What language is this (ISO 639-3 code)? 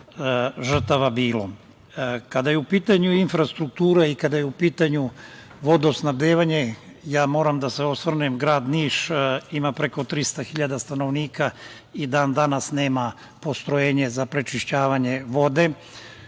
srp